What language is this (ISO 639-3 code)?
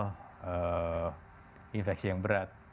ind